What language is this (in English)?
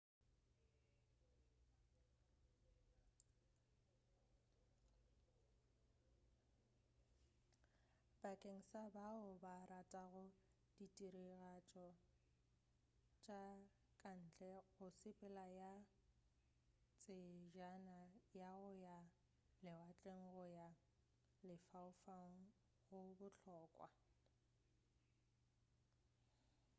Northern Sotho